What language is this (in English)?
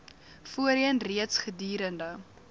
Afrikaans